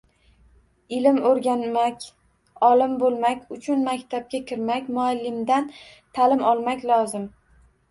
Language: Uzbek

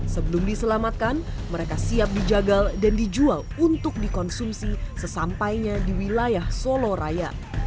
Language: Indonesian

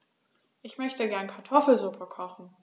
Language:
German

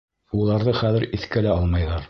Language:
Bashkir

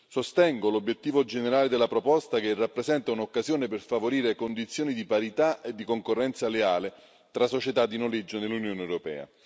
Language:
Italian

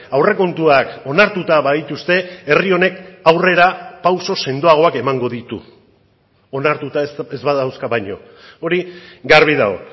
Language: Basque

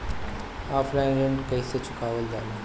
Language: Bhojpuri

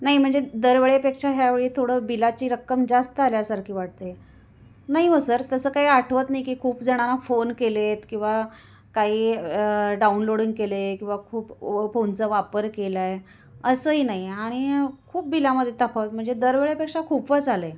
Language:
Marathi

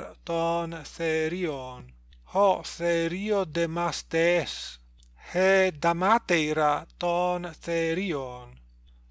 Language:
Greek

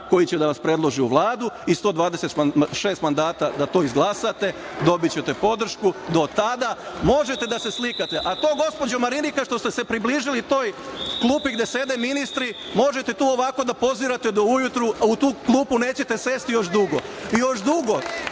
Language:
Serbian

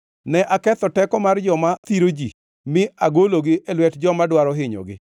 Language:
Luo (Kenya and Tanzania)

